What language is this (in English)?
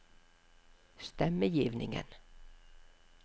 Norwegian